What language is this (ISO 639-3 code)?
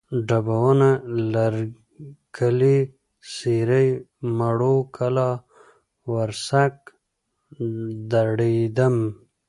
pus